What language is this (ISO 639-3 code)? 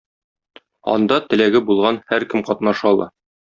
tat